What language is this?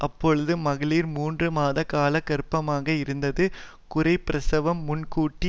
Tamil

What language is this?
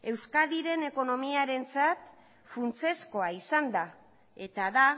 Basque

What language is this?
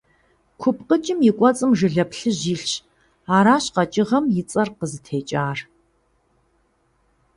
Kabardian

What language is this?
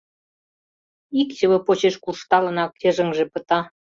Mari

